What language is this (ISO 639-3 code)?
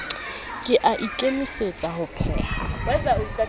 sot